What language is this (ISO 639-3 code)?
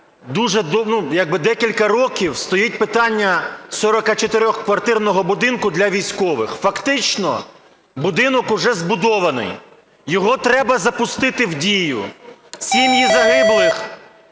ukr